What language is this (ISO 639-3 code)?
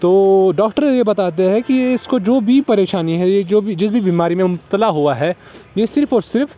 urd